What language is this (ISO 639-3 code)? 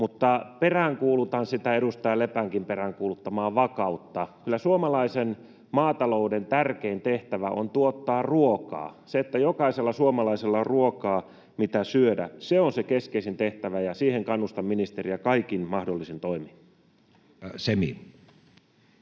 fin